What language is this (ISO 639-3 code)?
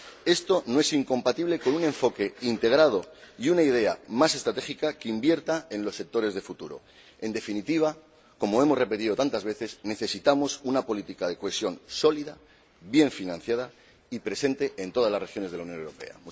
spa